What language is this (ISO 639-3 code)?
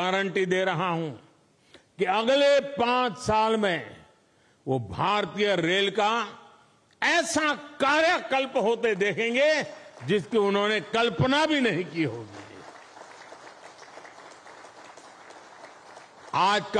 hin